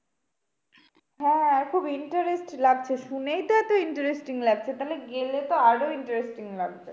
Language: Bangla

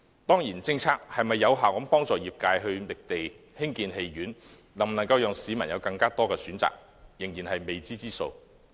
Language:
Cantonese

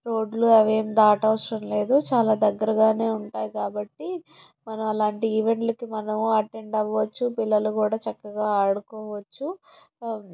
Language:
Telugu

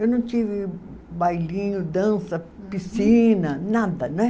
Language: Portuguese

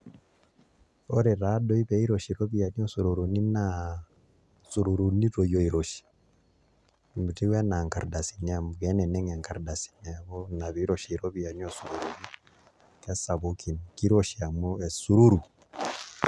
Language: Masai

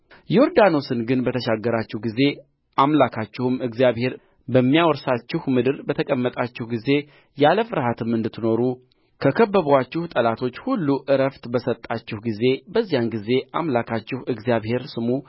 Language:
Amharic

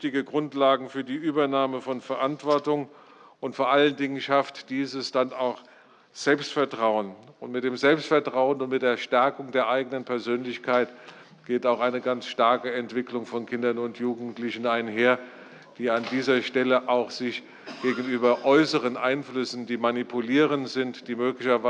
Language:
German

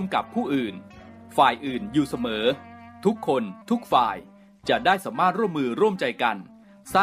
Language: Thai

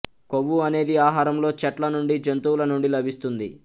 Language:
Telugu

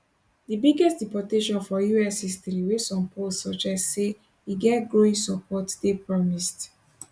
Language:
Nigerian Pidgin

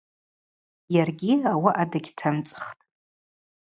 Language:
Abaza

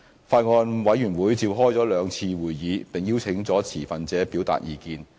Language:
Cantonese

